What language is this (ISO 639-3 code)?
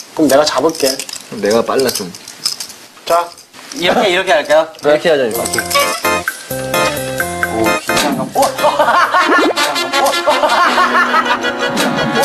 kor